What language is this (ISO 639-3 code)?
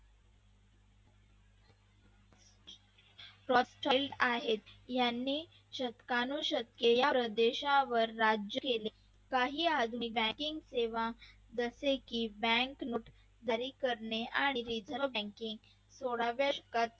mar